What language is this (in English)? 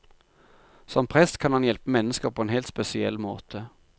Norwegian